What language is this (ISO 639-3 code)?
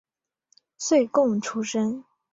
zho